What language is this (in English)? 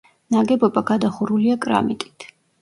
Georgian